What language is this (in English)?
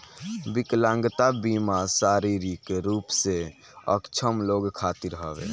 Bhojpuri